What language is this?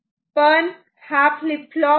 Marathi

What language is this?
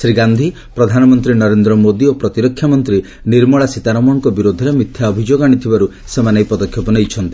Odia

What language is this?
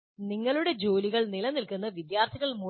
Malayalam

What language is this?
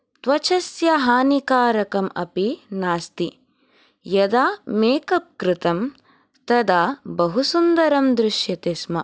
Sanskrit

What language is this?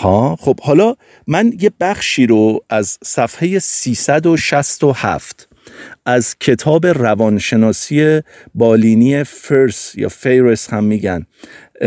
Persian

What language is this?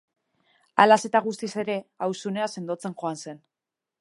Basque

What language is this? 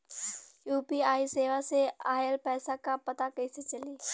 Bhojpuri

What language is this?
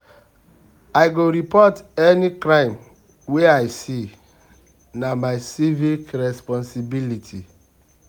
Nigerian Pidgin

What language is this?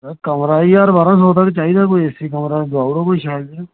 Dogri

